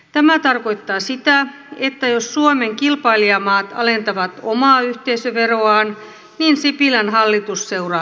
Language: Finnish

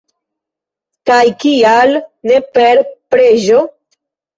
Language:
Esperanto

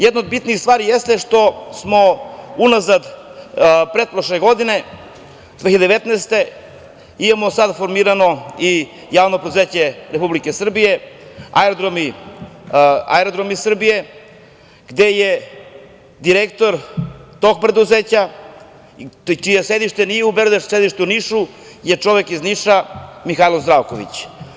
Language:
Serbian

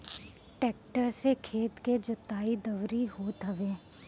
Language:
Bhojpuri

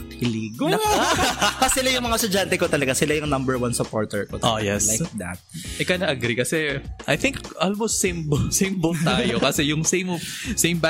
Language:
Filipino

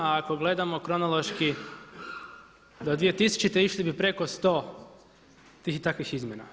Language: Croatian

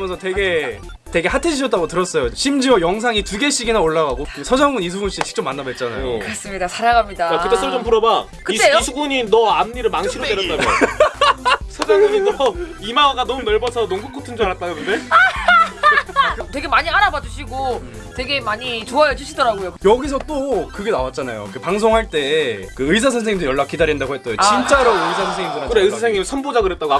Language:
Korean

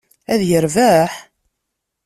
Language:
Kabyle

